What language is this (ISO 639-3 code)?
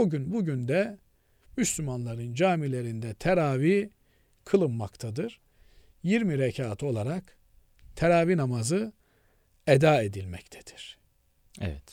tur